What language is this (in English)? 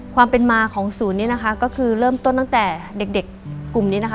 Thai